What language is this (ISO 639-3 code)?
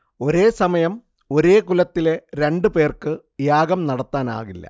mal